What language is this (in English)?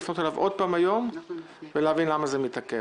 Hebrew